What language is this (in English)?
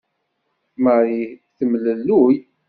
Kabyle